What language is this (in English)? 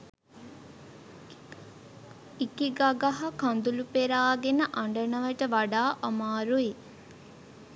Sinhala